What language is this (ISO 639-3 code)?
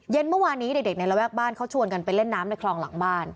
tha